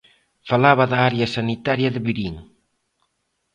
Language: Galician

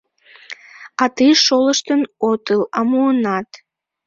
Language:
Mari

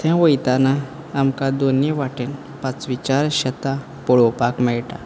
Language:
Konkani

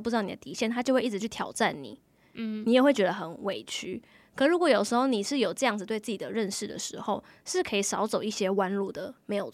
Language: Chinese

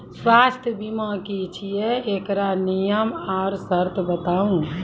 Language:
Maithili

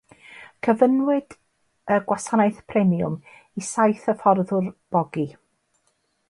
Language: Welsh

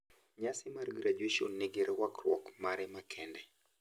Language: Luo (Kenya and Tanzania)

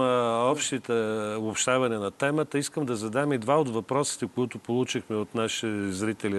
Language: Bulgarian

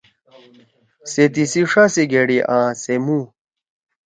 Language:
Torwali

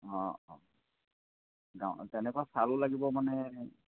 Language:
Assamese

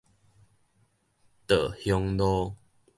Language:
Min Nan Chinese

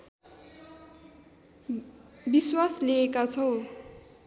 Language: Nepali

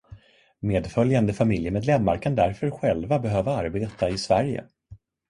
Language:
Swedish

